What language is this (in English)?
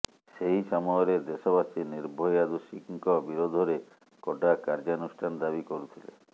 Odia